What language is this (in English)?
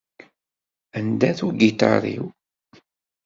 Kabyle